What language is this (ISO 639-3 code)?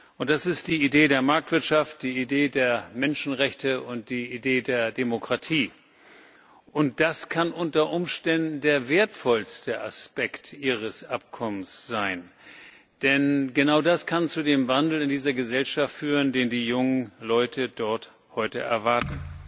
deu